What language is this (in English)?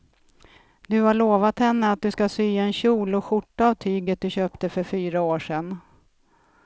Swedish